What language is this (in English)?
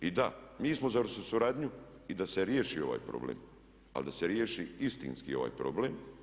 Croatian